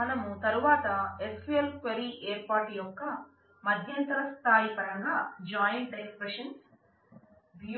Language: Telugu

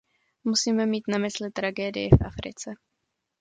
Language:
Czech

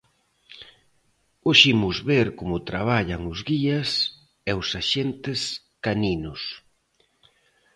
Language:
Galician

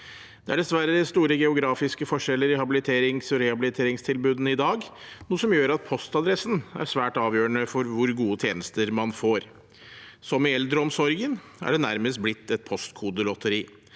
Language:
Norwegian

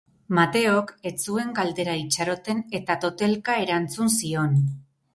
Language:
Basque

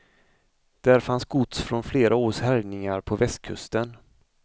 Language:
Swedish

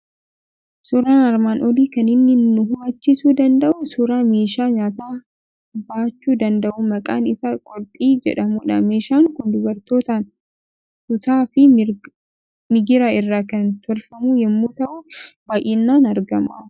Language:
Oromo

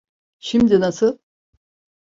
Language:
Turkish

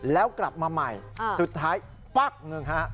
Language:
Thai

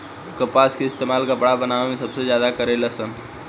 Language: Bhojpuri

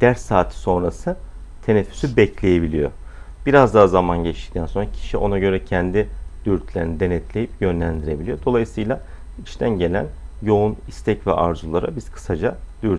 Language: Turkish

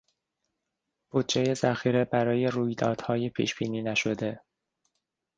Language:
Persian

